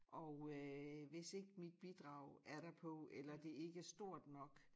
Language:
Danish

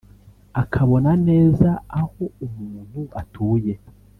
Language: Kinyarwanda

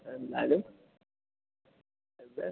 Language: Malayalam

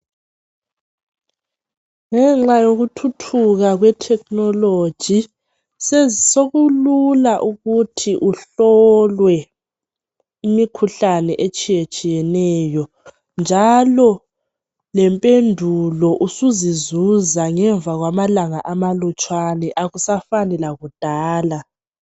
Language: North Ndebele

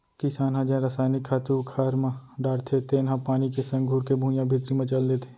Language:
Chhattisgarhi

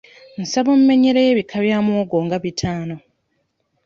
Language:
Ganda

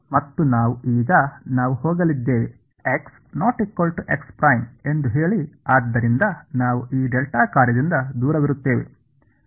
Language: Kannada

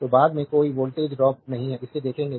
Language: Hindi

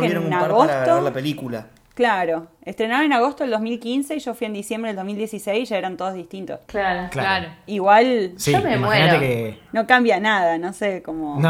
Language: Spanish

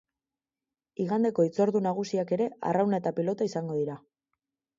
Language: Basque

